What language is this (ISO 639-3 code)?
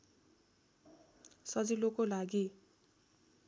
nep